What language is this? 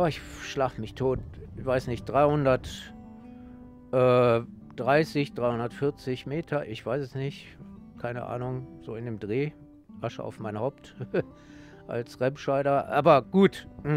German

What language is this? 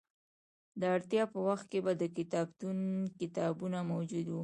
Pashto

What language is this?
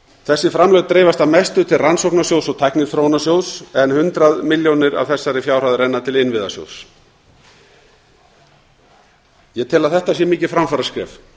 Icelandic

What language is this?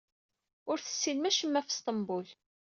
Kabyle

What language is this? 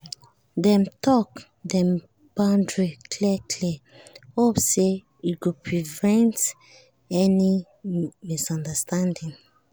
Nigerian Pidgin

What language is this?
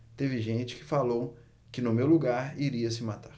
Portuguese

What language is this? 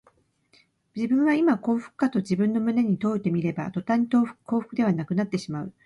Japanese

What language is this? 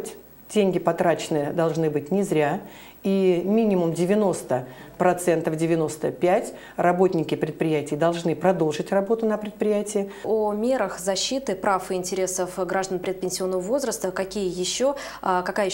Russian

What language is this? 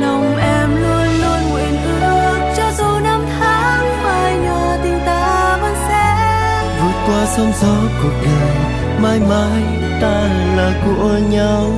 Vietnamese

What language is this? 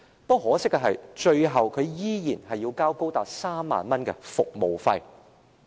Cantonese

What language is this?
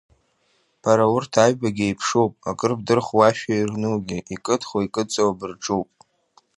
Abkhazian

